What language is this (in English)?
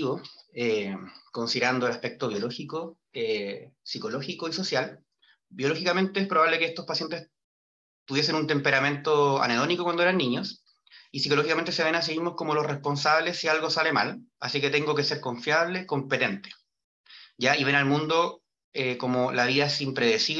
Spanish